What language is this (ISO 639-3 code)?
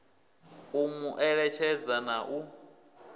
ven